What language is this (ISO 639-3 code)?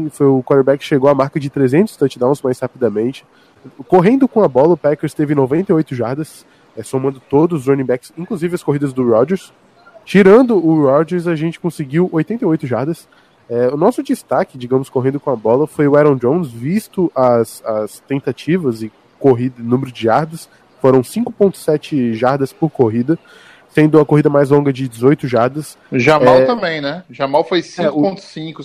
por